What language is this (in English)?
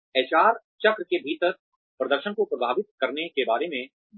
Hindi